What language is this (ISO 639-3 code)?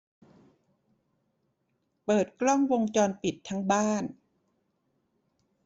tha